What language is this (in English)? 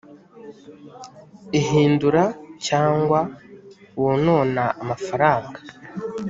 Kinyarwanda